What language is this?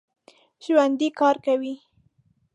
Pashto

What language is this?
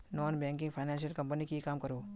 Magahi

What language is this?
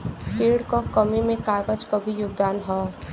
Bhojpuri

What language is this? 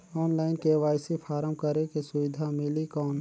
Chhattisgarhi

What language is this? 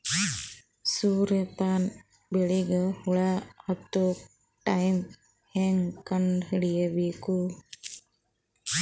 Kannada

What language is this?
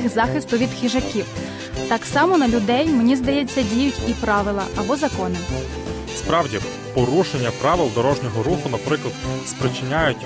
Ukrainian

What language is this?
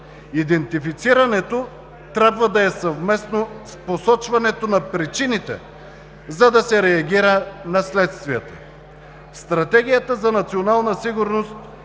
Bulgarian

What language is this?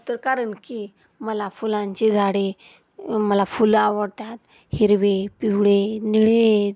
Marathi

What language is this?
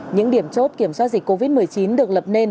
Vietnamese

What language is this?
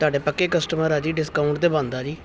Punjabi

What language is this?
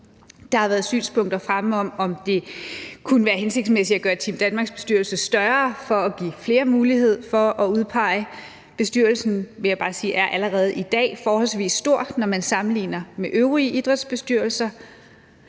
Danish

